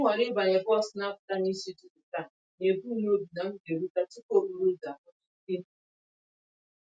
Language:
Igbo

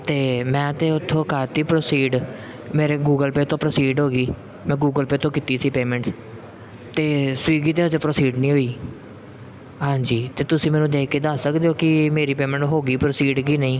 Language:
Punjabi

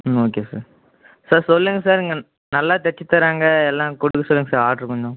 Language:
Tamil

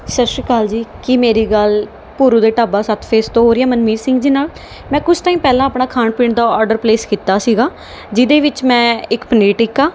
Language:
Punjabi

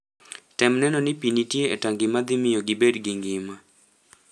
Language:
Luo (Kenya and Tanzania)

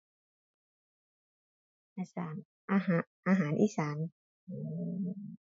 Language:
Thai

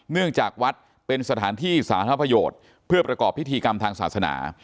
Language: Thai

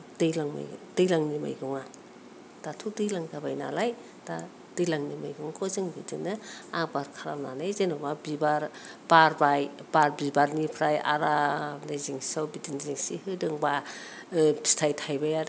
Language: Bodo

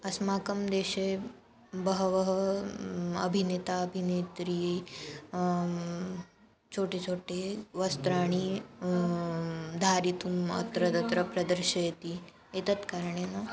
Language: Sanskrit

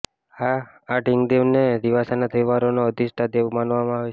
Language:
Gujarati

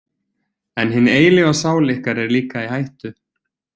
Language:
Icelandic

